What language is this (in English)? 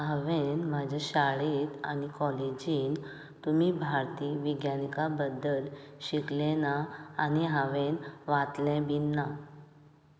Konkani